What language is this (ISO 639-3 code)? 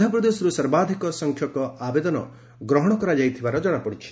ori